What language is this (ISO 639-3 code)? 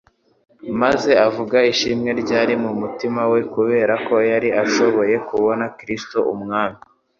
kin